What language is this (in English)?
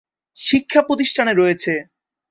Bangla